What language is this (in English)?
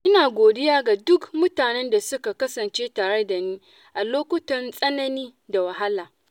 Hausa